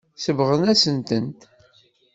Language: Kabyle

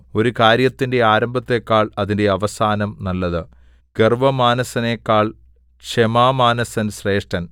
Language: Malayalam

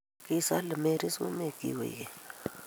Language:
Kalenjin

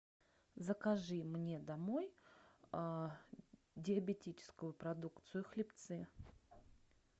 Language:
Russian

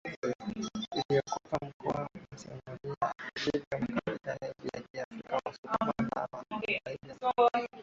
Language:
Swahili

